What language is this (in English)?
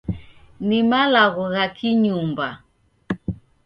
Taita